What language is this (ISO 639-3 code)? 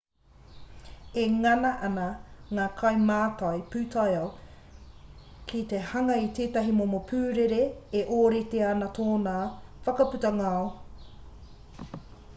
mri